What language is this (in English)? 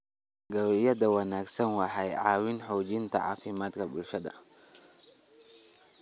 Somali